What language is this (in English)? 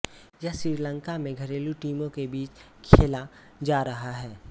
Hindi